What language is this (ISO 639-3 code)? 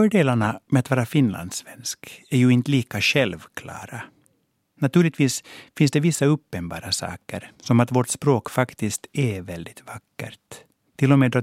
swe